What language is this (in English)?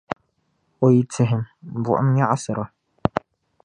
Dagbani